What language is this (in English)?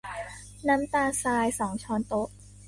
Thai